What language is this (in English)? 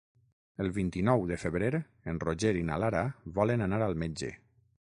Catalan